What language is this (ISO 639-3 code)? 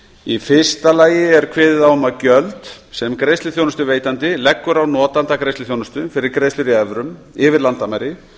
isl